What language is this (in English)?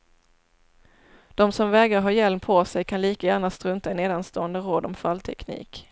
Swedish